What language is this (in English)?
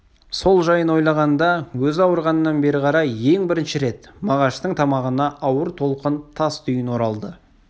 Kazakh